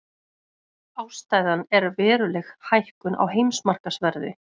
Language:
Icelandic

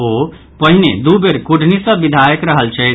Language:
Maithili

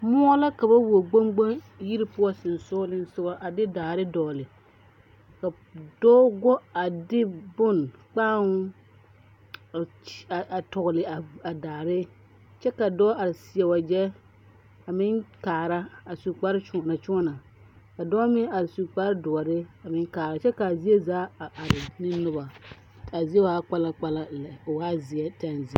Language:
Southern Dagaare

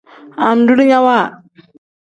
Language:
Tem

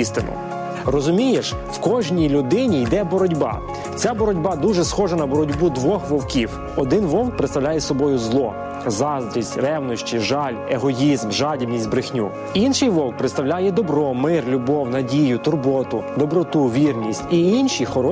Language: Ukrainian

